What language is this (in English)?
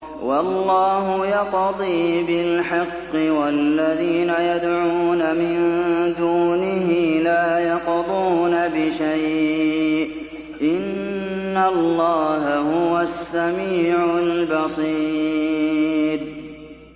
Arabic